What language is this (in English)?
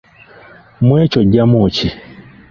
Ganda